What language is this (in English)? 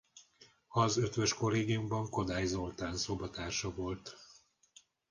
Hungarian